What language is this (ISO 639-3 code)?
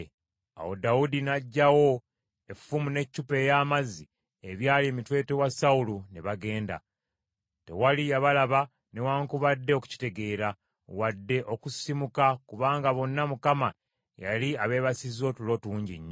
lug